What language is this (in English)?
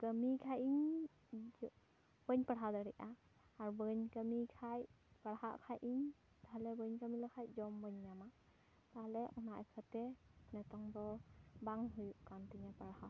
Santali